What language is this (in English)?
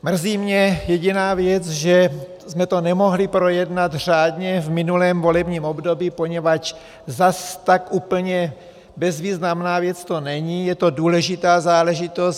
Czech